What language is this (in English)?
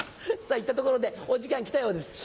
Japanese